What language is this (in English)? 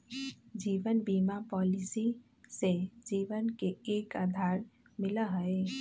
Magahi